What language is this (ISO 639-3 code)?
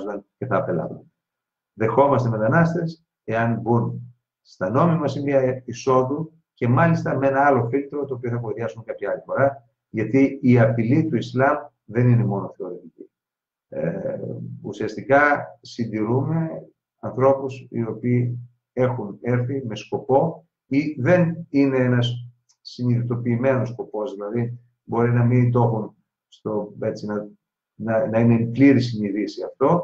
ell